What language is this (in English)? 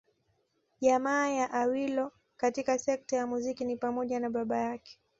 Swahili